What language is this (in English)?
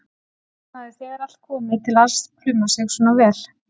Icelandic